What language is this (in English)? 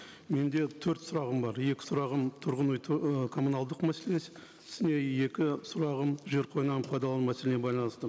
Kazakh